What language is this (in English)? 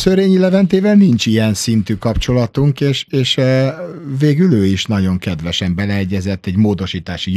Hungarian